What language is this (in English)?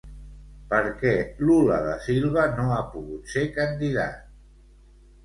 Catalan